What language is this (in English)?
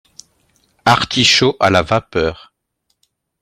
French